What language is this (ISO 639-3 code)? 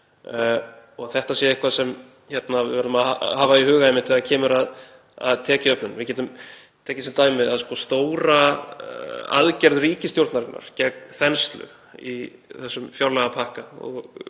isl